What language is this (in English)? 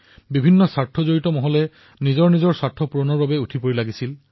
Assamese